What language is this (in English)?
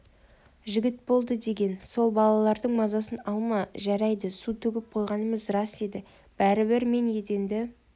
Kazakh